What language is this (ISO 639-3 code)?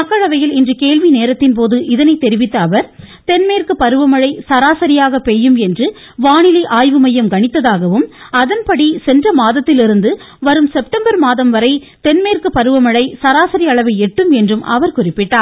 tam